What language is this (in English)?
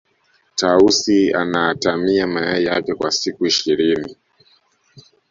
Swahili